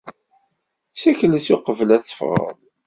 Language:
Kabyle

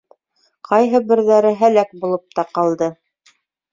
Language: Bashkir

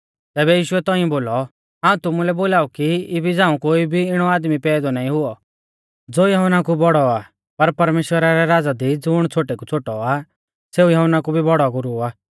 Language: Mahasu Pahari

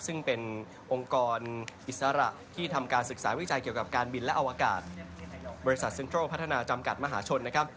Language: Thai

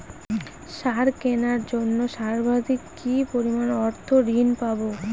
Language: Bangla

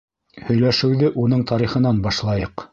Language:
Bashkir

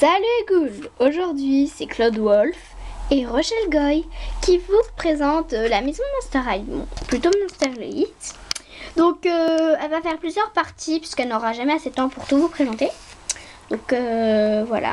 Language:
French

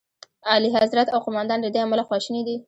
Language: Pashto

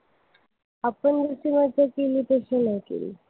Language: Marathi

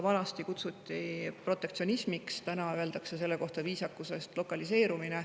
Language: Estonian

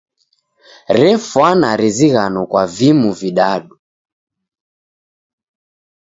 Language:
Taita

